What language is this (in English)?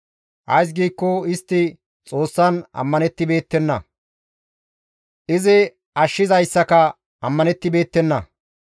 Gamo